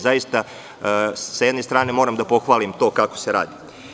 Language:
Serbian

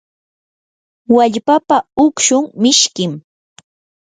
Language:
Yanahuanca Pasco Quechua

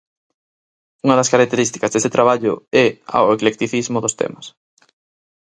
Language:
Galician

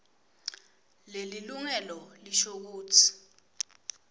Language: Swati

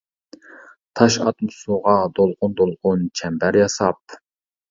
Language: Uyghur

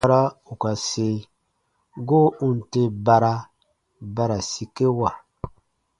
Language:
Baatonum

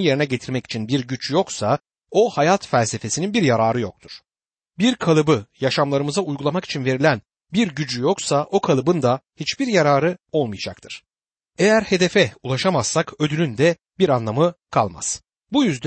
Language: Turkish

